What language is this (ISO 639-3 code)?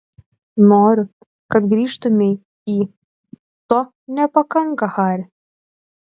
lit